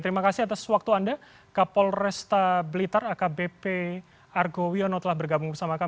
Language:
Indonesian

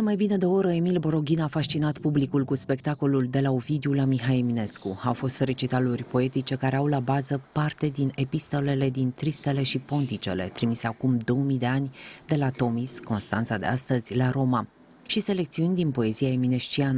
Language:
Romanian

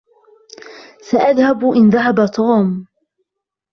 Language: Arabic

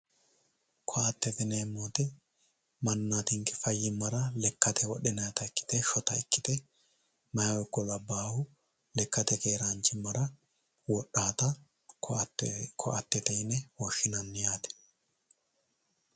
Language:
Sidamo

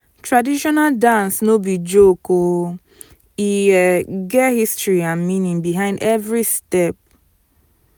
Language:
Nigerian Pidgin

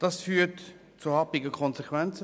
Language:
Swiss German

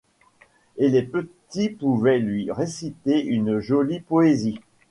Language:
French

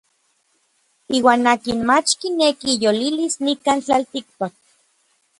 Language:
Orizaba Nahuatl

